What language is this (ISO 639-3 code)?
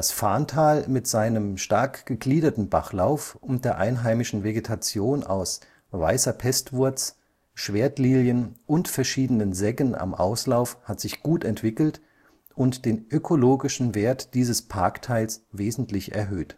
deu